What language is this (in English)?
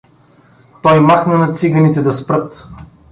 Bulgarian